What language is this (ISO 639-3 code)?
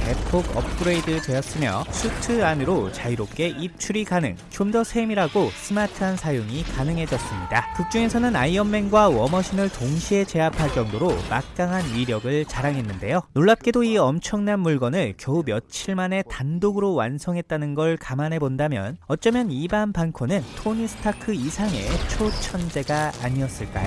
kor